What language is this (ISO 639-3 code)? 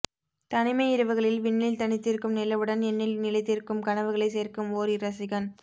tam